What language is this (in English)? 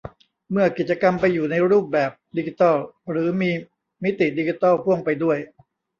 Thai